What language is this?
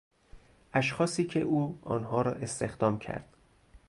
Persian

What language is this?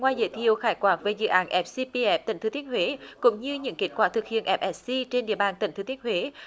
Vietnamese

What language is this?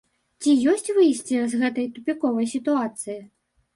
Belarusian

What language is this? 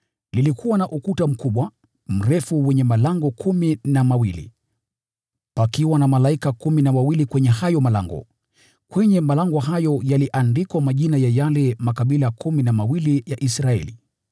Swahili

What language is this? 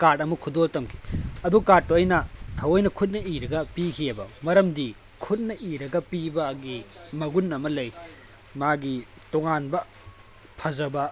Manipuri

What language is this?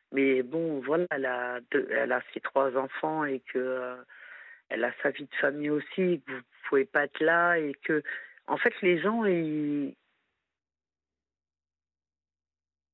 French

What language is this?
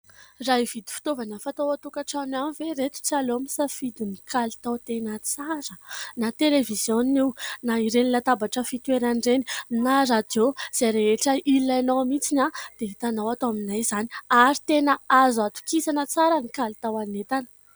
Malagasy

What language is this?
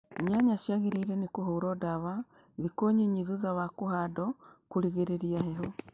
Kikuyu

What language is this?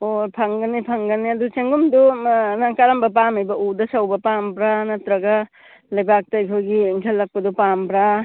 Manipuri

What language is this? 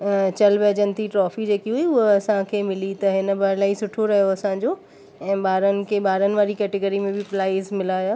Sindhi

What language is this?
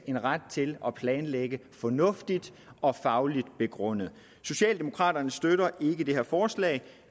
Danish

